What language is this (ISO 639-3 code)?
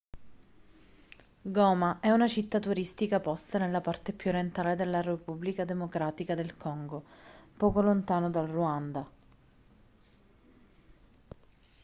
ita